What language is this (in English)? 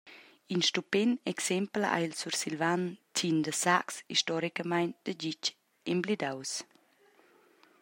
Romansh